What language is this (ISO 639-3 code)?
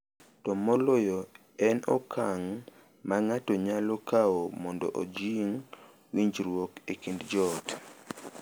luo